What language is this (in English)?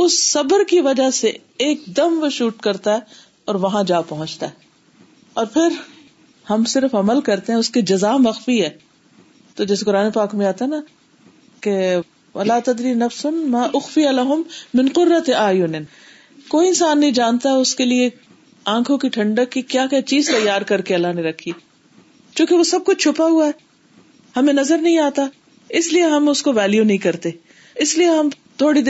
Urdu